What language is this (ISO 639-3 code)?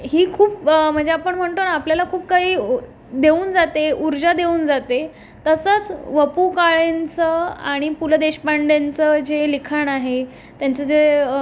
mar